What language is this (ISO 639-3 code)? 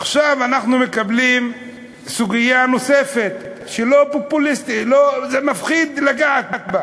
heb